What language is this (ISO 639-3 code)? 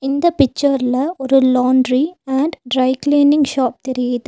tam